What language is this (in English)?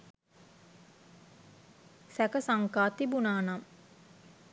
Sinhala